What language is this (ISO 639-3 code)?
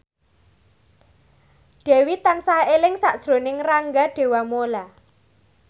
jav